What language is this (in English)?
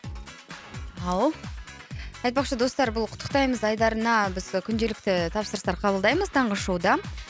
Kazakh